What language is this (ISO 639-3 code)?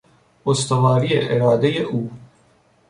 fas